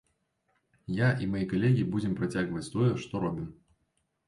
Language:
Belarusian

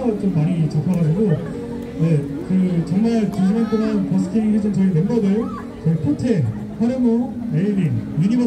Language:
Korean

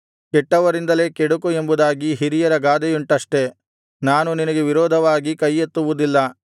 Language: Kannada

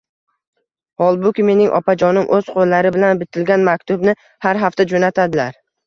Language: Uzbek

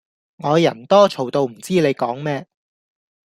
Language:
Cantonese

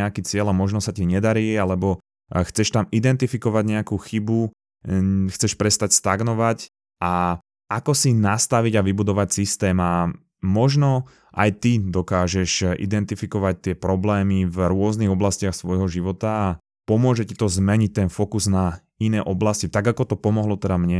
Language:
Slovak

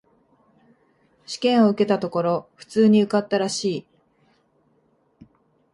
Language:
Japanese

